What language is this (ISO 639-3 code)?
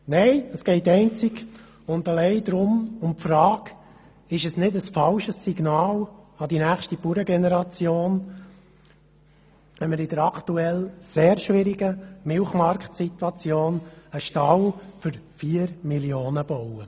gsw